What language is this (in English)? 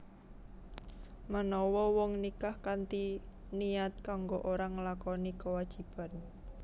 Javanese